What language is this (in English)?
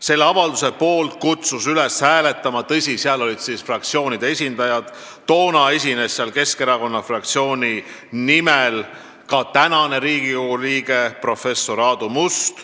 Estonian